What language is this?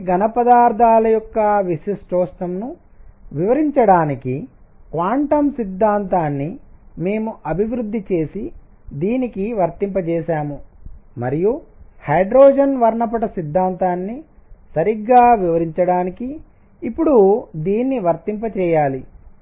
Telugu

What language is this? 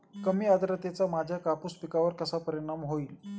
Marathi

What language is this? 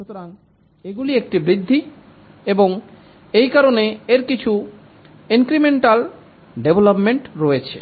Bangla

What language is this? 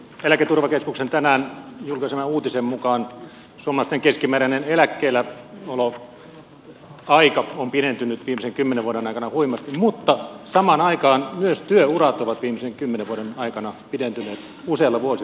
Finnish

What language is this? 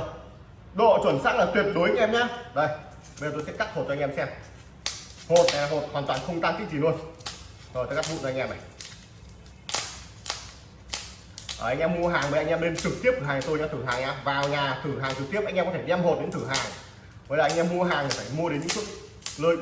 Vietnamese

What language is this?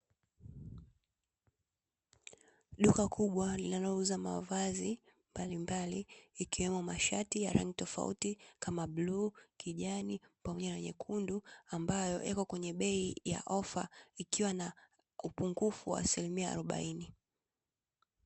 Swahili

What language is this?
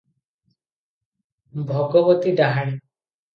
Odia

